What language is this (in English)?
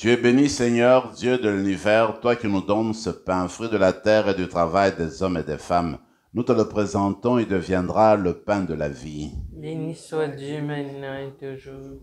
French